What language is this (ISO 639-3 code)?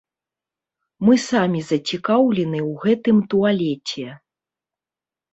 bel